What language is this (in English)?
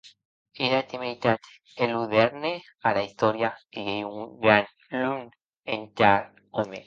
Occitan